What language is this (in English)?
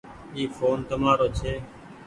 Goaria